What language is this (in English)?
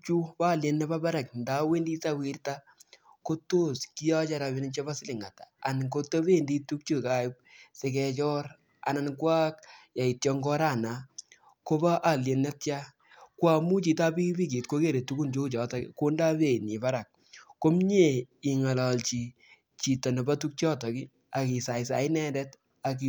Kalenjin